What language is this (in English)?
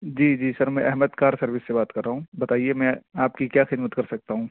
Urdu